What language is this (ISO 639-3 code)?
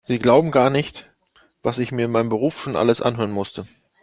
deu